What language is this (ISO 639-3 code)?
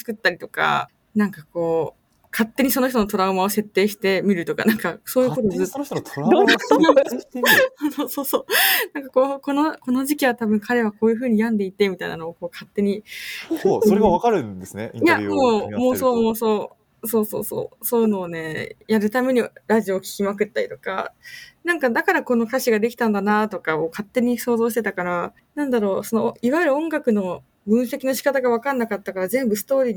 jpn